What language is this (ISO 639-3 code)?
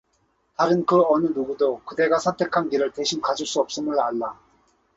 kor